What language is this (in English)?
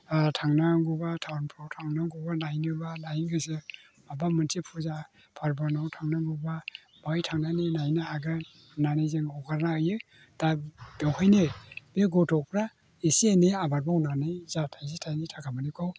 Bodo